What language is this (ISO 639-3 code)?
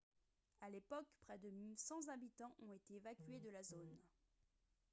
fra